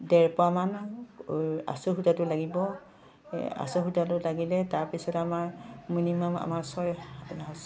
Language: Assamese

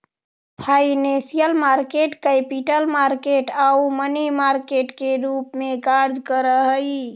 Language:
Magahi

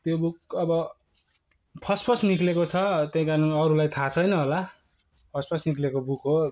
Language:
Nepali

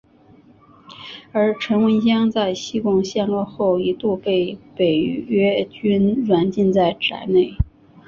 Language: Chinese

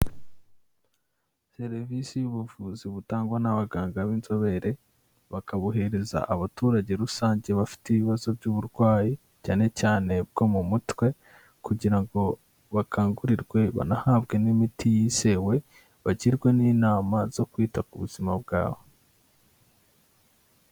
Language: Kinyarwanda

